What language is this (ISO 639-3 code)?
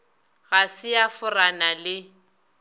nso